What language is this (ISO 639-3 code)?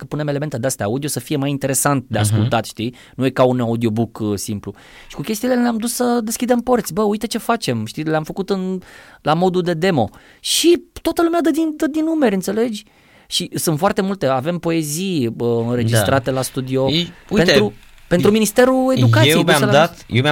ron